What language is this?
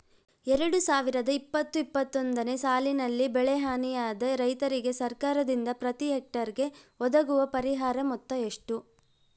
Kannada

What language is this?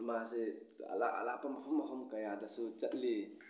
Manipuri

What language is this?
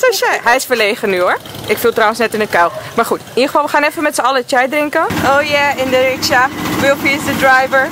Dutch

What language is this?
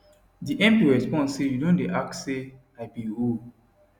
Nigerian Pidgin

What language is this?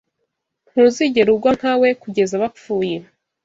Kinyarwanda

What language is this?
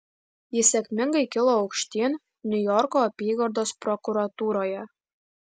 Lithuanian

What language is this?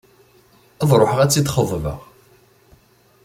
Kabyle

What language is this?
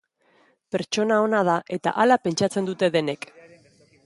Basque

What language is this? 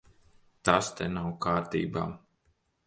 Latvian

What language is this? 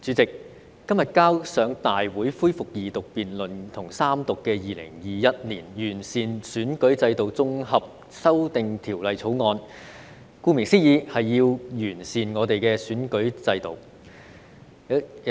Cantonese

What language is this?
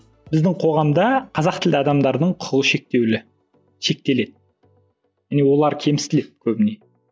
Kazakh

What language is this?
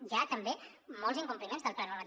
Catalan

